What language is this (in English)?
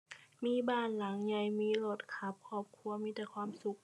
Thai